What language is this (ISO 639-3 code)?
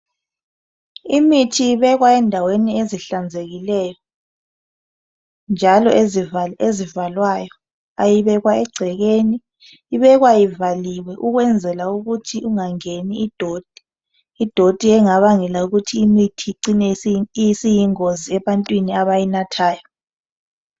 nde